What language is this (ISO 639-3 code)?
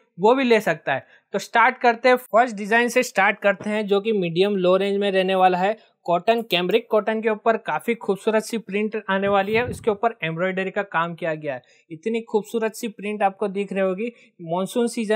hin